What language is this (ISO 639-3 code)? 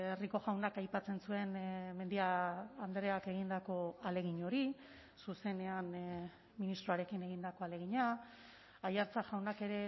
eus